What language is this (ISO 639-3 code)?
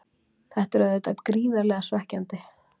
isl